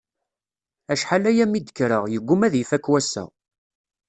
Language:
Kabyle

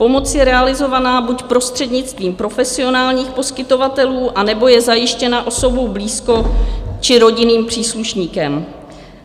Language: Czech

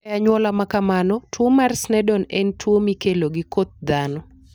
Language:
Luo (Kenya and Tanzania)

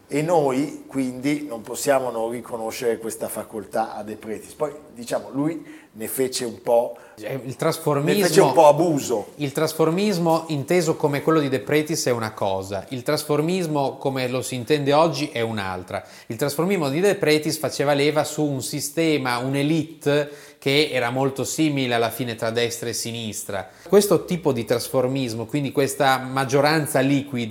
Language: Italian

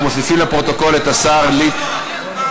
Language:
Hebrew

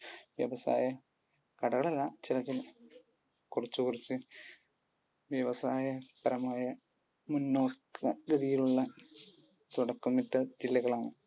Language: Malayalam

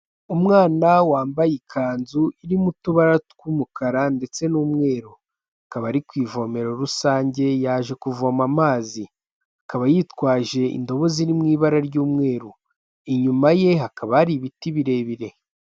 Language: Kinyarwanda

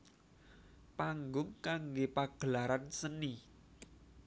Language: Javanese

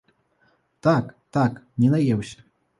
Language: Belarusian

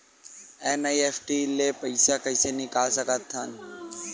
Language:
Chhattisgarhi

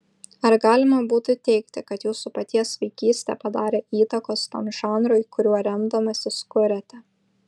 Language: Lithuanian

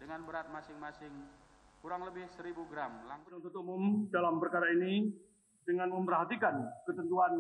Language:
Indonesian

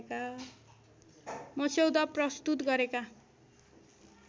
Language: Nepali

